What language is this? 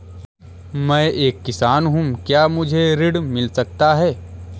Hindi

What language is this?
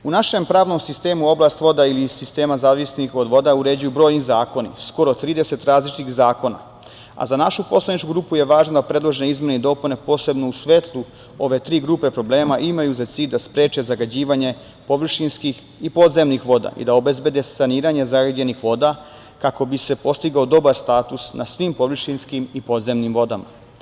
Serbian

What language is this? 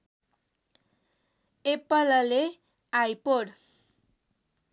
Nepali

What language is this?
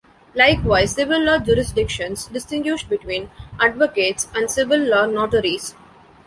English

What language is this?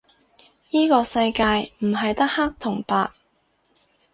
Cantonese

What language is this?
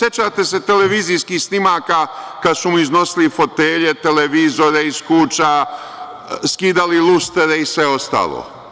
Serbian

